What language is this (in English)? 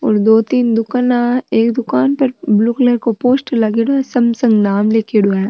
Marwari